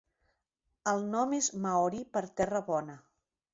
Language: Catalan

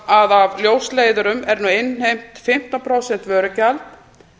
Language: Icelandic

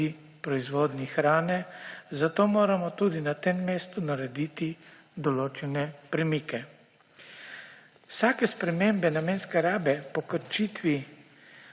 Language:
Slovenian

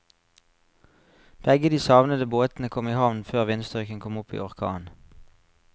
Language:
Norwegian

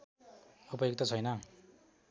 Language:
Nepali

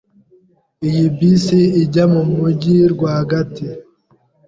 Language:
Kinyarwanda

